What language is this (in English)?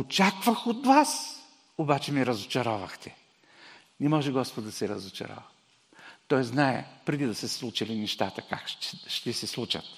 Bulgarian